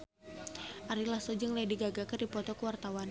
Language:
Sundanese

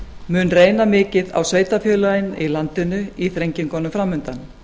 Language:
Icelandic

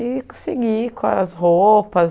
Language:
Portuguese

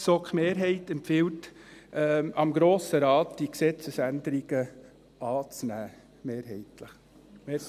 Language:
Swiss German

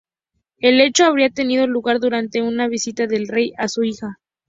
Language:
Spanish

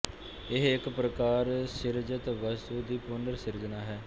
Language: Punjabi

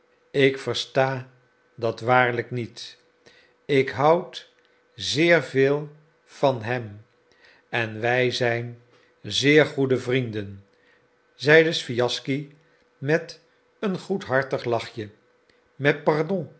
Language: Dutch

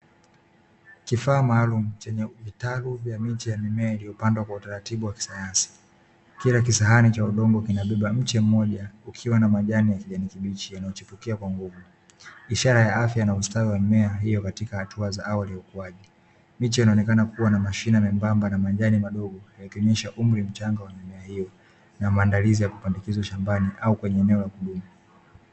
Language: Swahili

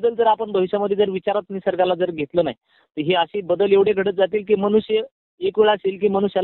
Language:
Marathi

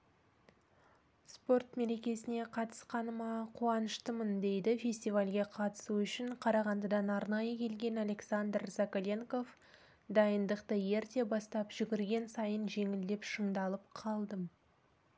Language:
Kazakh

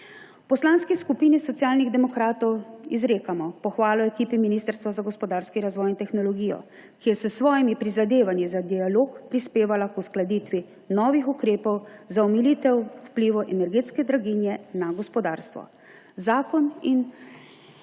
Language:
Slovenian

